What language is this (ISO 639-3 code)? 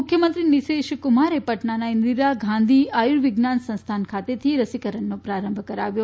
guj